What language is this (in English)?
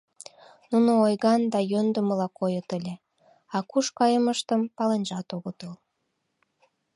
Mari